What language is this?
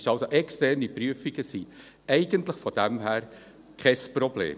Swiss German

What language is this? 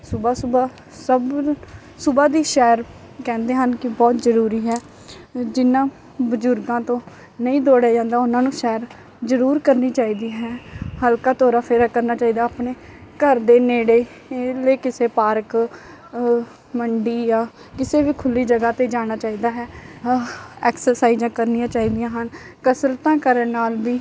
Punjabi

